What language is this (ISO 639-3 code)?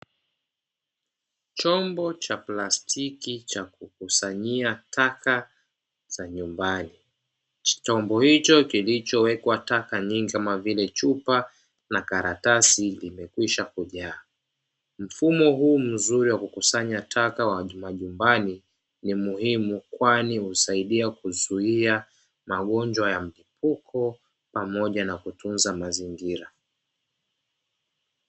swa